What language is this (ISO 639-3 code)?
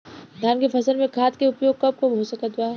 bho